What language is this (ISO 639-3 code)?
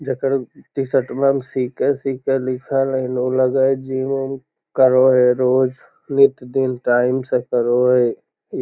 mag